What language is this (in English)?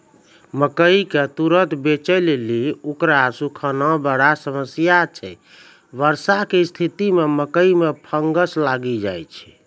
Maithili